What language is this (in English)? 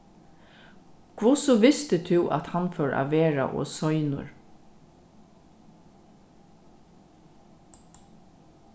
Faroese